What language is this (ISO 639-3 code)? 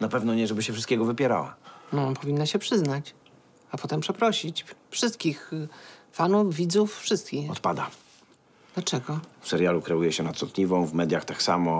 pol